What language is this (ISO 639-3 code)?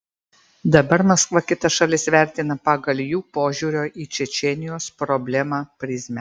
lit